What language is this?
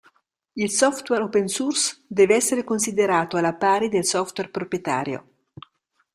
Italian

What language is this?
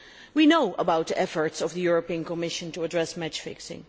English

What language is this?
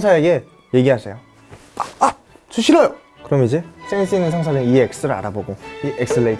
Korean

